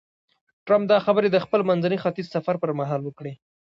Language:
Pashto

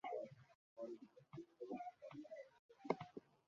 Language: Bangla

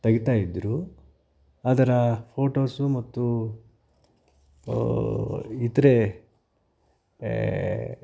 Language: Kannada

